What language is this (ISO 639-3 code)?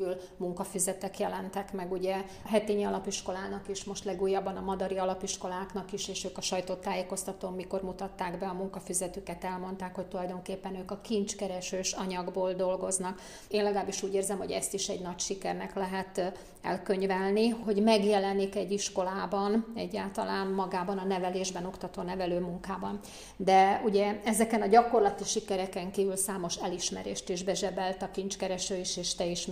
hun